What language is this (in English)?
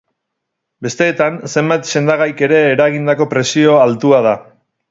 Basque